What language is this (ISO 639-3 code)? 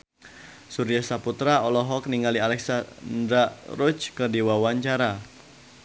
sun